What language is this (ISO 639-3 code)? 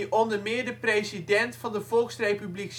nld